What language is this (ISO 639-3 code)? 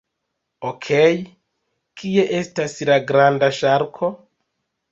epo